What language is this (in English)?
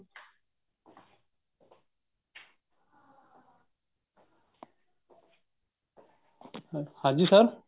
Punjabi